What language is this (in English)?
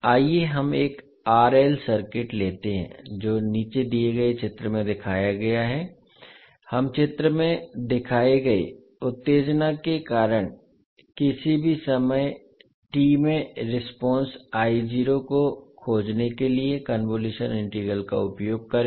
Hindi